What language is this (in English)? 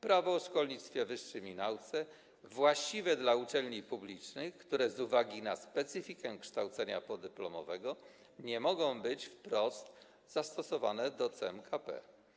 Polish